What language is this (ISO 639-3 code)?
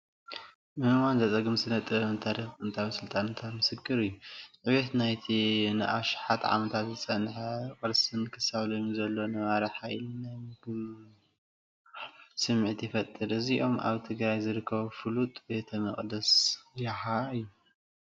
tir